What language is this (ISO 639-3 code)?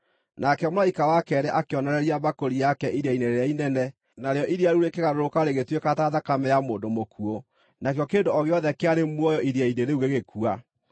kik